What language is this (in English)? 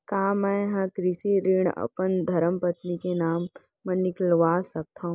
Chhattisgarhi